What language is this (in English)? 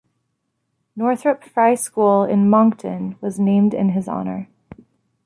English